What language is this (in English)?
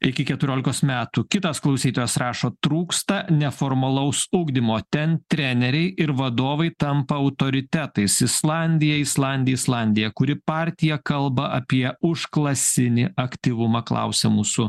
Lithuanian